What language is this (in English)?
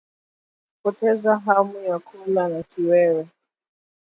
Swahili